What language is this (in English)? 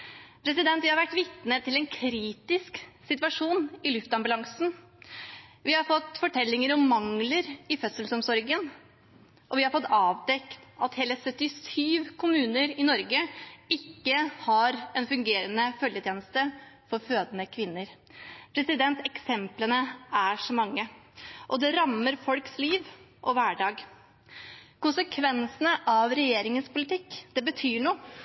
Norwegian Bokmål